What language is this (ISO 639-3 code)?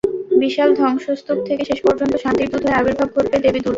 ben